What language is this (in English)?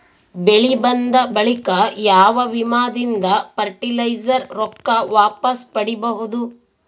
Kannada